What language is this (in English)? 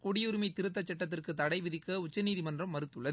Tamil